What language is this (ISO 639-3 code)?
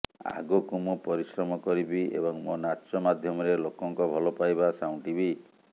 ori